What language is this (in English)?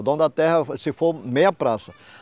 Portuguese